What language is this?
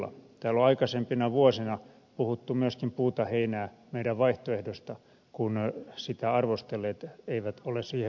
Finnish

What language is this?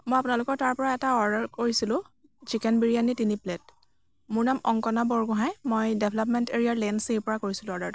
Assamese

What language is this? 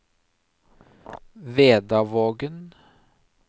Norwegian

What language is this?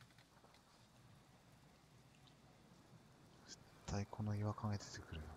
Japanese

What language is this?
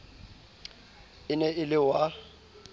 Southern Sotho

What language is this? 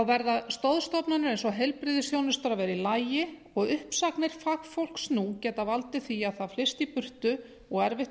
Icelandic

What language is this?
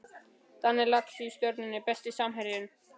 Icelandic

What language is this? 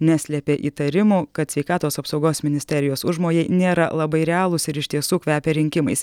Lithuanian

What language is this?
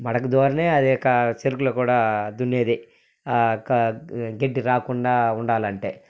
Telugu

